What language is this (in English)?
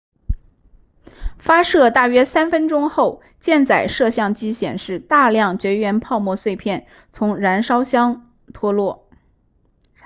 Chinese